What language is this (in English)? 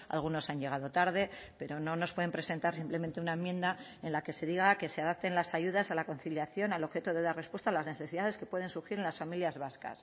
Spanish